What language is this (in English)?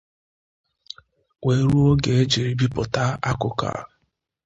Igbo